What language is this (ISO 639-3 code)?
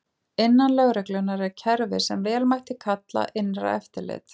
isl